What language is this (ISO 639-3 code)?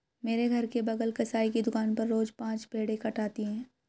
hin